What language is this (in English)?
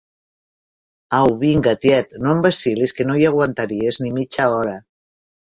Catalan